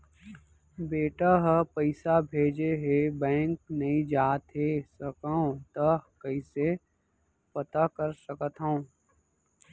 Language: Chhattisgarhi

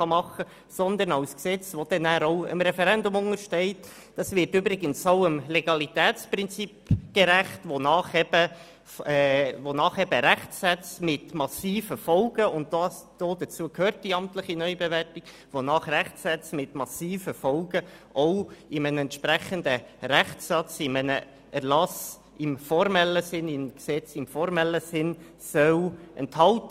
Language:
Swiss German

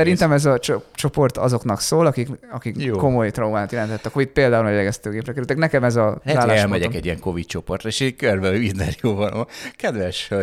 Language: Hungarian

